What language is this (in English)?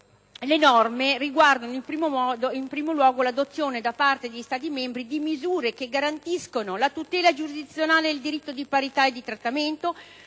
Italian